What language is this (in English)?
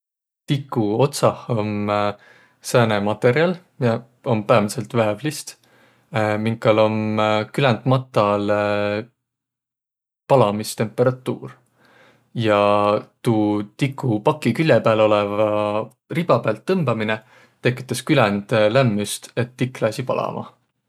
Võro